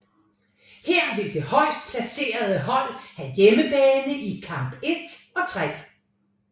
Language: Danish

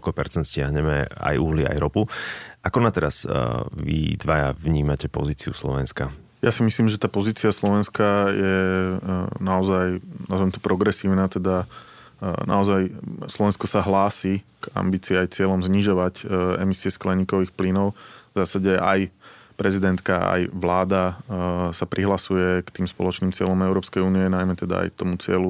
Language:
Slovak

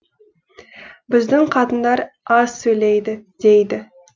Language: Kazakh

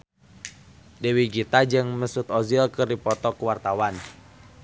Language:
Sundanese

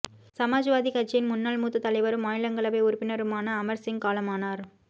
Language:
Tamil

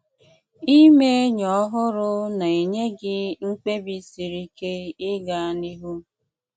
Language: Igbo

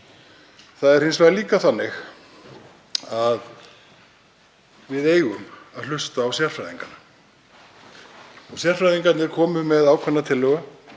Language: Icelandic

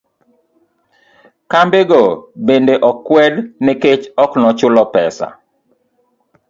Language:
Luo (Kenya and Tanzania)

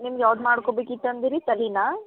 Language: Kannada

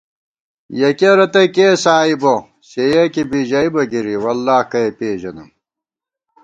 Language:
Gawar-Bati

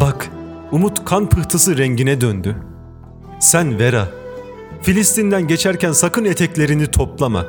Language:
Turkish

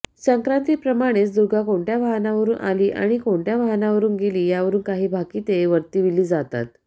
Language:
Marathi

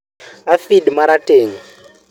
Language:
Luo (Kenya and Tanzania)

